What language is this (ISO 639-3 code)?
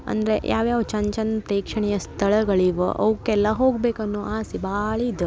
kan